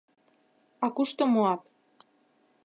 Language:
Mari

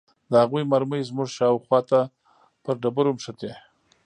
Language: Pashto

